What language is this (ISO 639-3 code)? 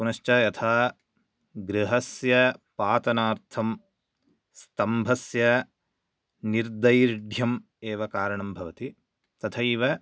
san